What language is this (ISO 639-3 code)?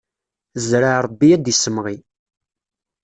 kab